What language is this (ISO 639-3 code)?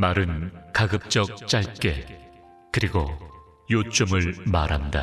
kor